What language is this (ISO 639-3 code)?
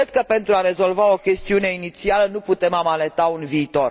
ron